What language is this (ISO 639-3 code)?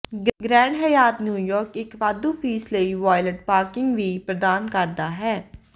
pan